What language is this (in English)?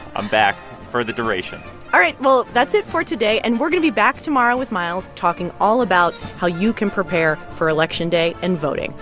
English